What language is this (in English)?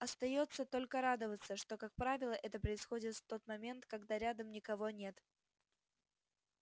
Russian